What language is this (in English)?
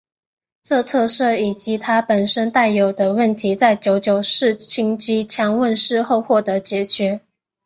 Chinese